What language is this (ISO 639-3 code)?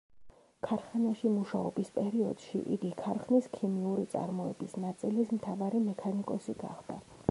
kat